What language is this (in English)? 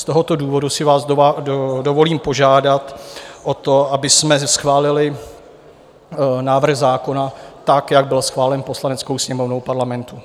Czech